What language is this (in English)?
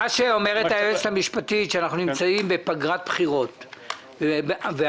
Hebrew